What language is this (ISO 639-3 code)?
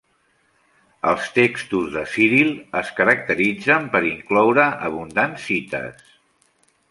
cat